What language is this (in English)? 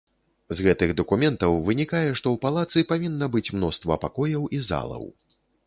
Belarusian